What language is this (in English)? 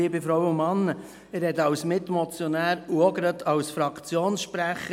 Swiss German